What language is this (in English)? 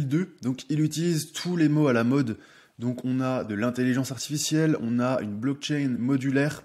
French